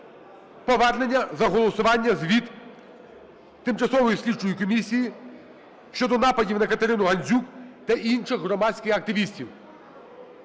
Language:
Ukrainian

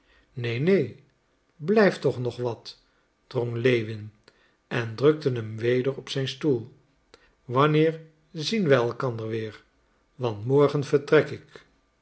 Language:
Dutch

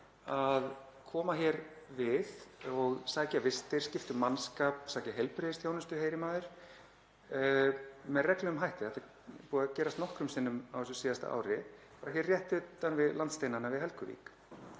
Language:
Icelandic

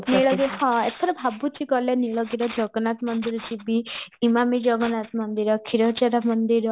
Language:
Odia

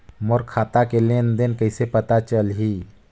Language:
Chhattisgarhi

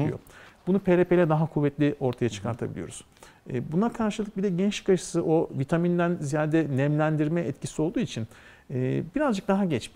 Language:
Turkish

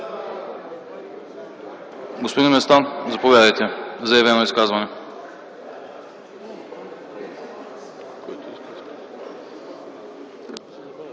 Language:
Bulgarian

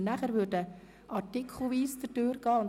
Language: Swiss German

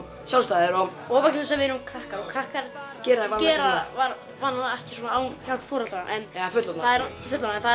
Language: Icelandic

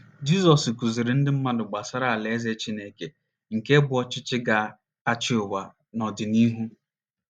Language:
Igbo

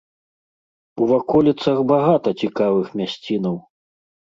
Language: Belarusian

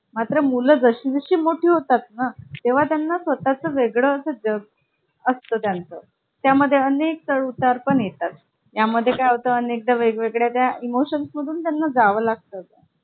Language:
Marathi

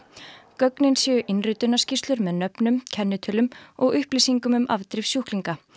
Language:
Icelandic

